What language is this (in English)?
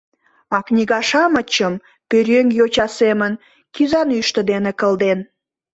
Mari